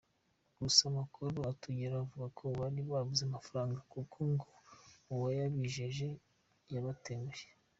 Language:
Kinyarwanda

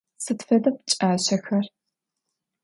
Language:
Adyghe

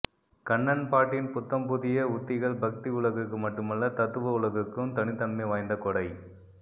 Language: Tamil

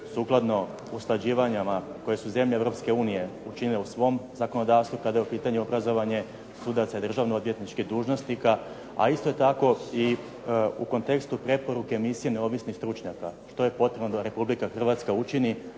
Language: Croatian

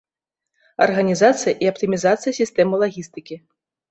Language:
Belarusian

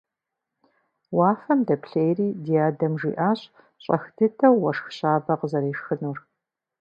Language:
Kabardian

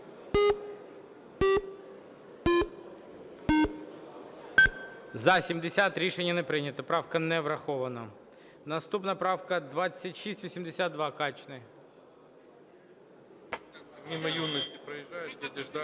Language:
Ukrainian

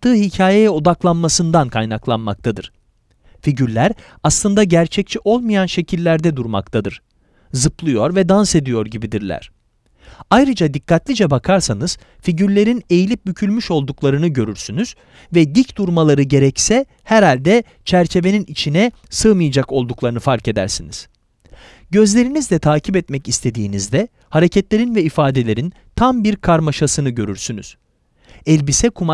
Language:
Turkish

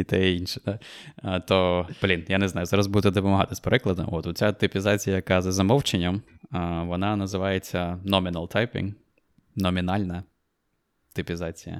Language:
Ukrainian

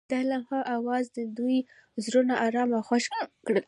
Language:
Pashto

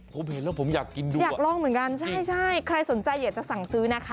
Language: Thai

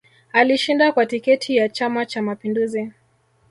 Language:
Swahili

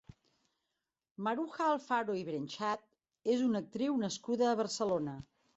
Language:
Catalan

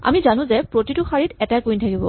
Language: Assamese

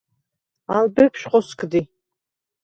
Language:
Svan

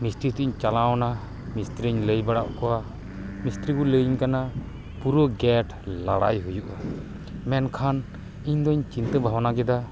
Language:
Santali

